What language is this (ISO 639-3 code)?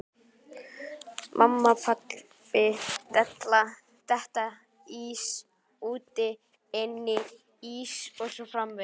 isl